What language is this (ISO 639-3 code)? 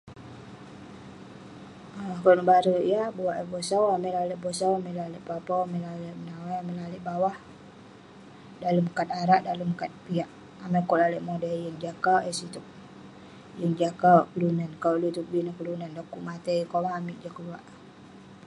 pne